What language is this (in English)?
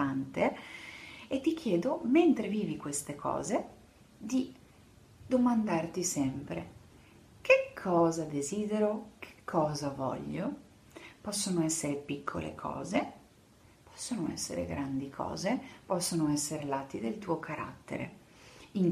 Italian